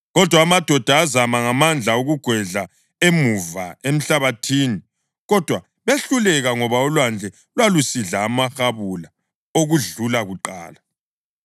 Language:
North Ndebele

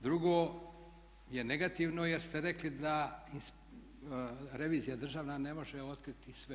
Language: Croatian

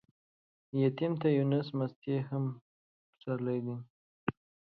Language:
Pashto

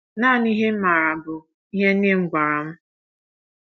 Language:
Igbo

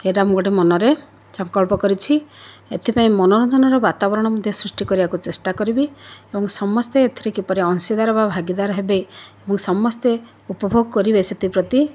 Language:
Odia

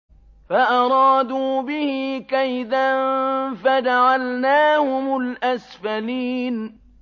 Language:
Arabic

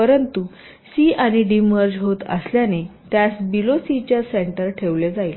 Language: Marathi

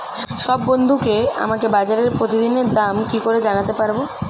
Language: Bangla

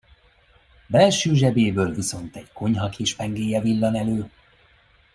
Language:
Hungarian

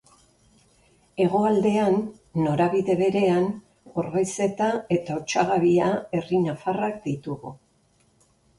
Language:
Basque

